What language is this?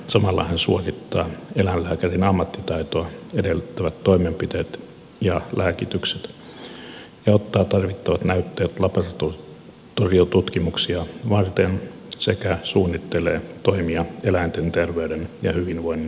Finnish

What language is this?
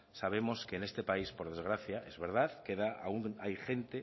Spanish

